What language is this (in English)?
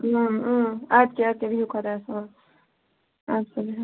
Kashmiri